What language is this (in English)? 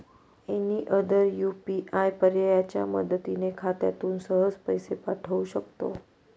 Marathi